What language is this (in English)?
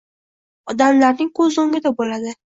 Uzbek